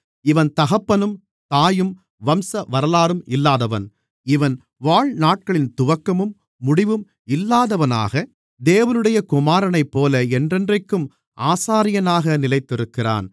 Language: Tamil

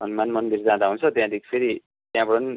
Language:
Nepali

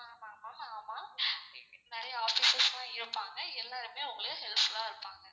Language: Tamil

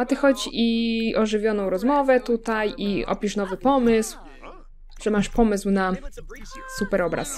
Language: Polish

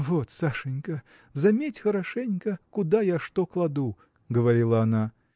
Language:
Russian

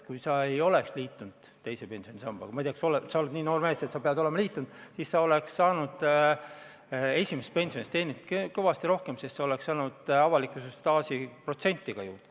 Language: Estonian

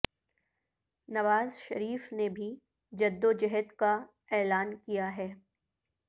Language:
Urdu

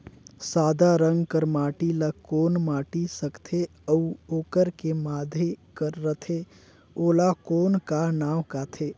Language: Chhattisgarhi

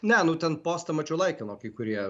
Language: Lithuanian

